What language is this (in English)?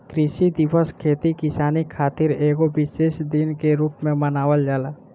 Bhojpuri